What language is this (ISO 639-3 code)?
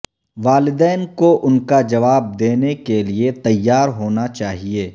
urd